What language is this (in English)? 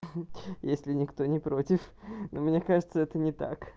Russian